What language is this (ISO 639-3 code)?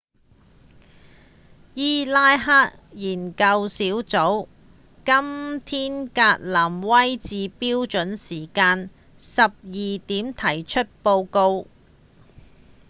yue